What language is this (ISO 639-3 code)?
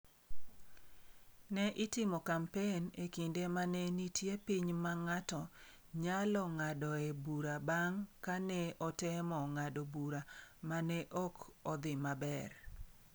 luo